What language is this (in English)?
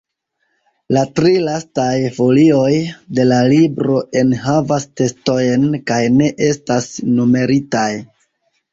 Esperanto